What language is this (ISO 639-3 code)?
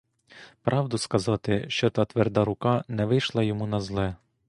ukr